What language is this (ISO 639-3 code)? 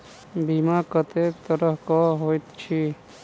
mai